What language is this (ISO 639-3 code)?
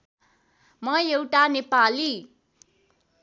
nep